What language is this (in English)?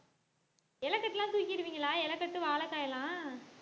Tamil